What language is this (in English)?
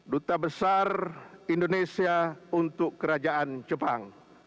Indonesian